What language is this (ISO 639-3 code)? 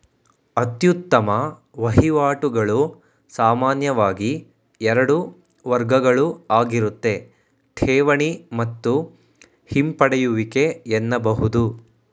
kan